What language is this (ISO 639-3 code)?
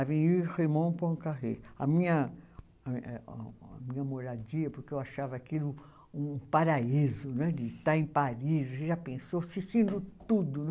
por